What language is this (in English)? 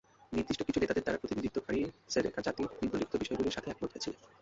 Bangla